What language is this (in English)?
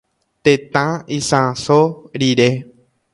Guarani